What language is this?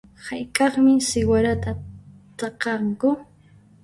Puno Quechua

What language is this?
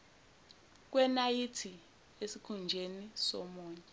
Zulu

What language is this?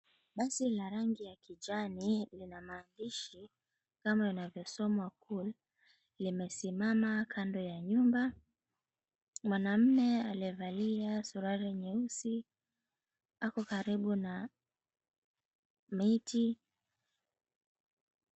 Swahili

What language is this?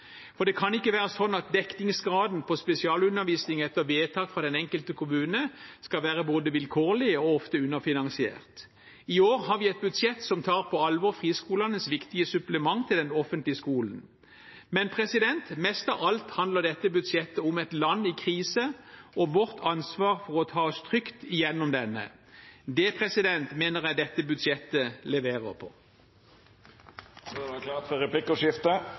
Norwegian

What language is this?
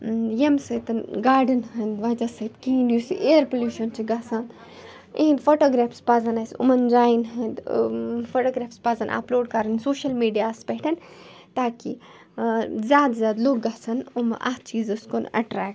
Kashmiri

